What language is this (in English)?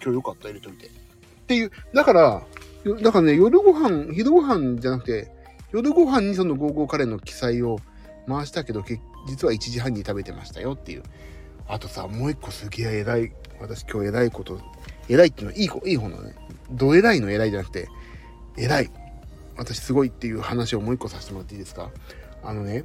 Japanese